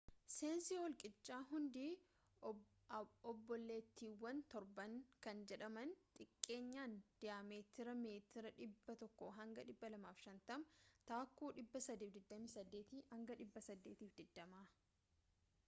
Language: Oromo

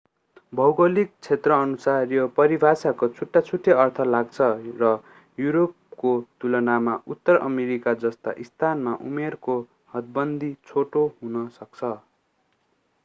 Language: Nepali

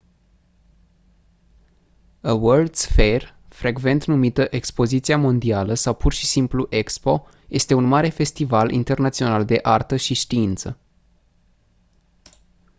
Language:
Romanian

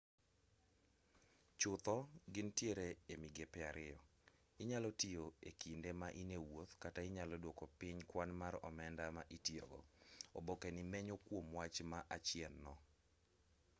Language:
Luo (Kenya and Tanzania)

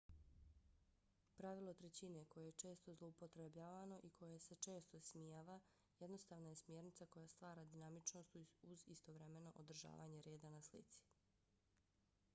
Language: Bosnian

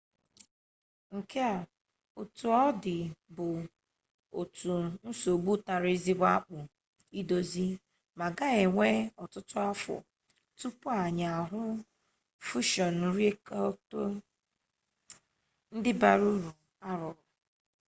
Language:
Igbo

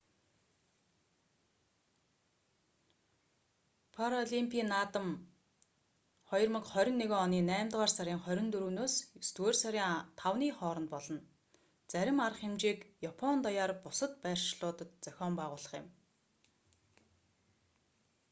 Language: Mongolian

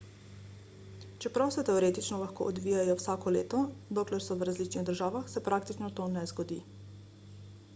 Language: Slovenian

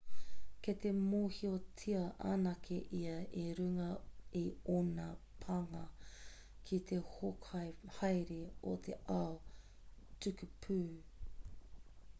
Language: Māori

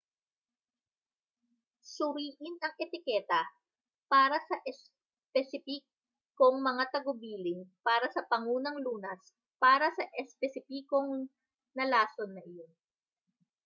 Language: Filipino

